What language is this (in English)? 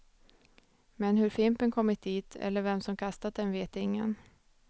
Swedish